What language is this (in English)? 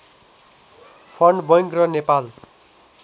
Nepali